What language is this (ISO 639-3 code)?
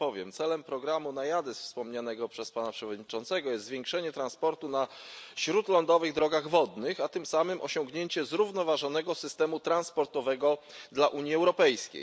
pol